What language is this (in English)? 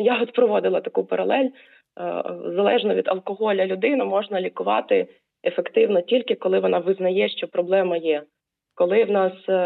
Ukrainian